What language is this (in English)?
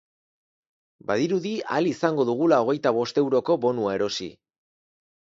Basque